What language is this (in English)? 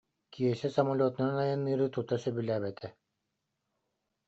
Yakut